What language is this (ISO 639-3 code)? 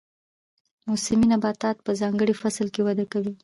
pus